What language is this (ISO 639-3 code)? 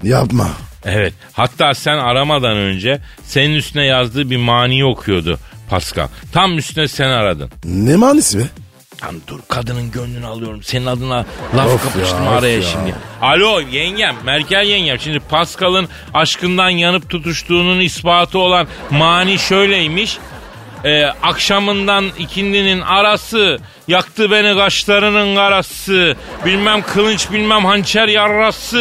tur